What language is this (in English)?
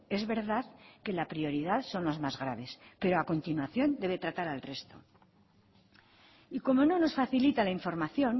Spanish